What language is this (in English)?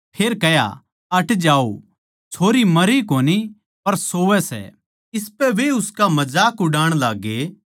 Haryanvi